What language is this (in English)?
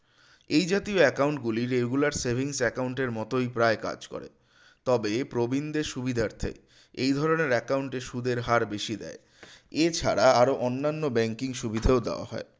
Bangla